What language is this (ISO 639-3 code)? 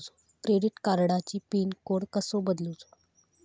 mar